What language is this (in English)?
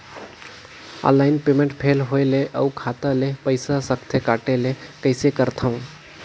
Chhattisgarhi